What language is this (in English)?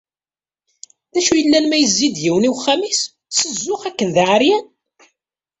Kabyle